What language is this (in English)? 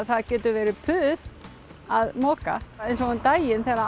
Icelandic